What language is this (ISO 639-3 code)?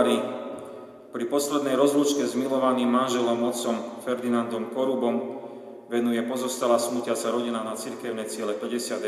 slk